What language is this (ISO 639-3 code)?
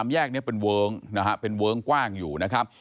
tha